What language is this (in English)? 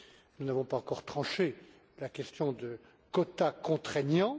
French